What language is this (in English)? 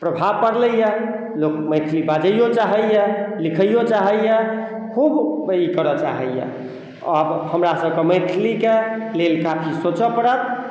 Maithili